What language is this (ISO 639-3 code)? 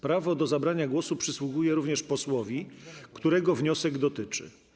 pol